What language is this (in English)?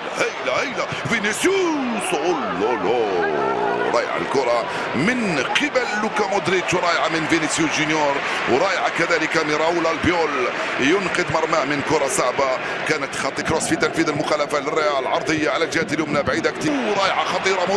Arabic